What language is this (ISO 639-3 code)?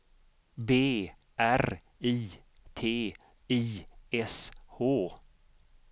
swe